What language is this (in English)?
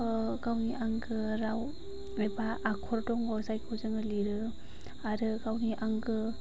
Bodo